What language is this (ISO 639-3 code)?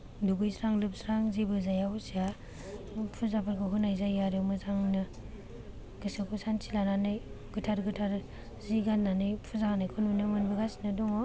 brx